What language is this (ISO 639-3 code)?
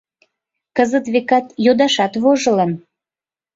chm